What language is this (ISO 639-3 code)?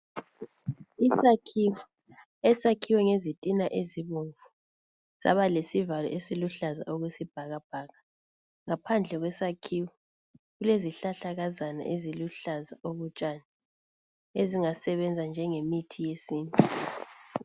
nde